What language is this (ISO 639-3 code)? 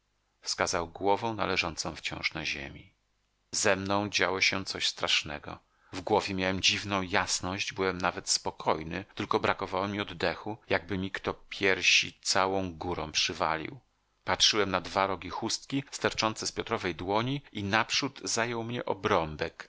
pol